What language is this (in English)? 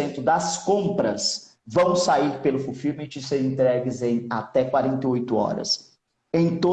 Portuguese